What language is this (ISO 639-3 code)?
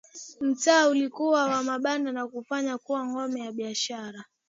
swa